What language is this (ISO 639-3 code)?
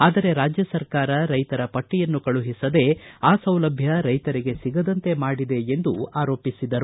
kan